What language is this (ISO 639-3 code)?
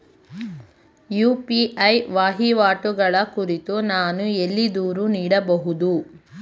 kan